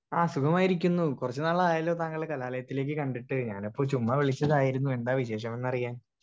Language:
Malayalam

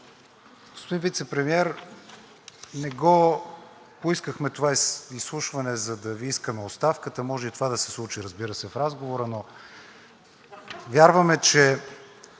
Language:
Bulgarian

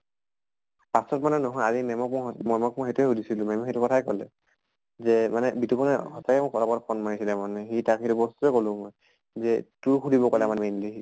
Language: Assamese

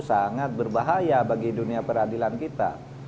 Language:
Indonesian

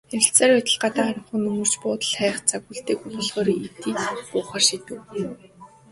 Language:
Mongolian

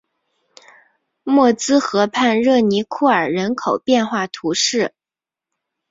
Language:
Chinese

